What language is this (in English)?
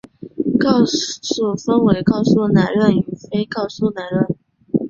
Chinese